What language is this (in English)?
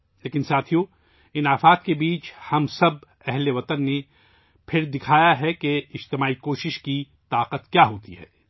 Urdu